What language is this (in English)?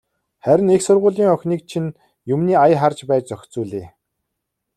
Mongolian